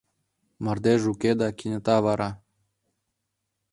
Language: Mari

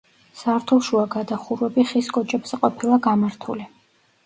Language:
Georgian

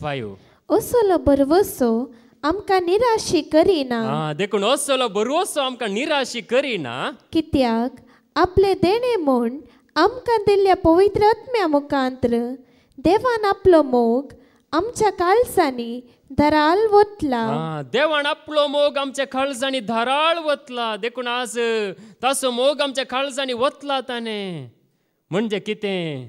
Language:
Romanian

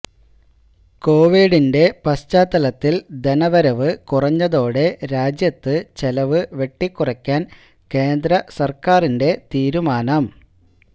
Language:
Malayalam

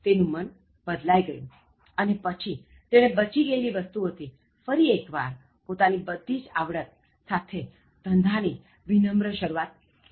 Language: Gujarati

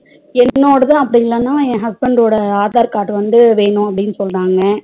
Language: Tamil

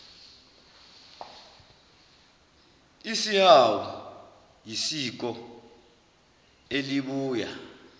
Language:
Zulu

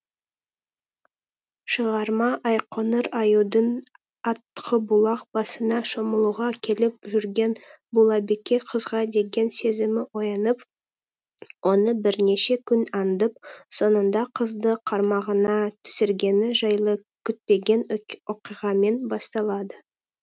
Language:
Kazakh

